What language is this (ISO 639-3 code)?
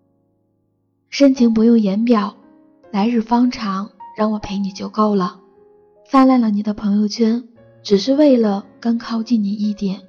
zho